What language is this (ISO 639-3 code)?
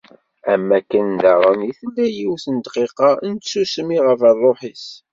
kab